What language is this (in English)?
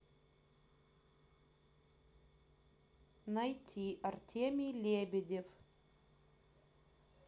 Russian